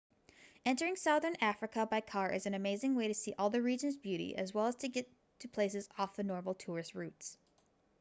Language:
English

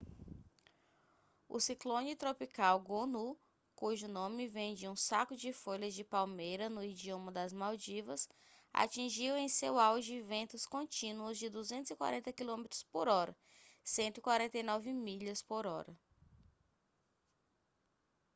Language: Portuguese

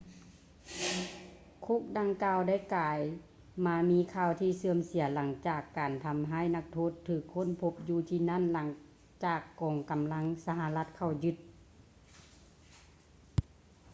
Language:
Lao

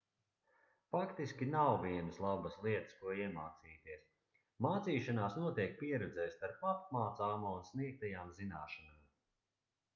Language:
Latvian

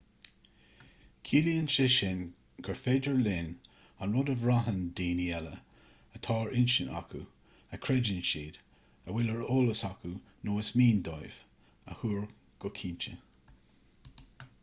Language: Irish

